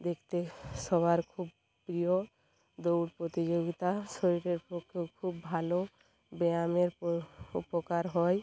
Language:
Bangla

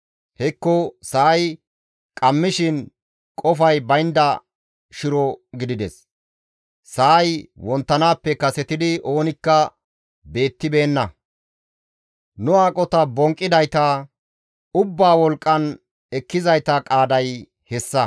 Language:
Gamo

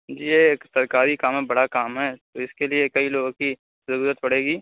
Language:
Urdu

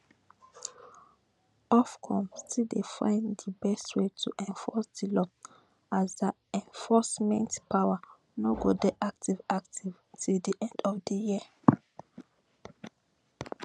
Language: Nigerian Pidgin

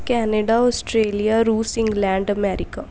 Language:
Punjabi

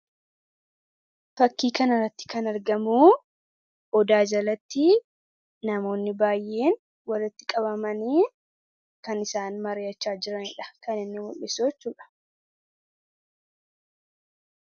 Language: Oromo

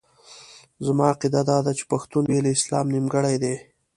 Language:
Pashto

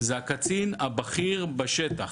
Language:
Hebrew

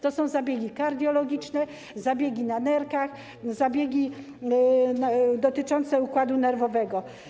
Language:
Polish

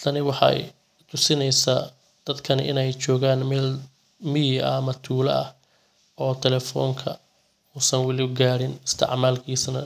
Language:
Somali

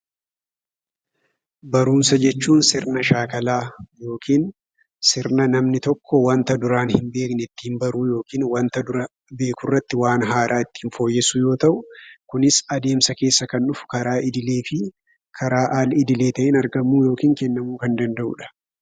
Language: Oromo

